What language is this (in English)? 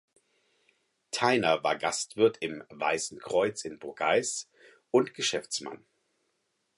German